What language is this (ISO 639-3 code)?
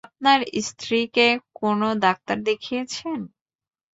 ben